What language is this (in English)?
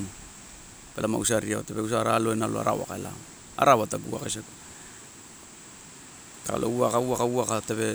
Torau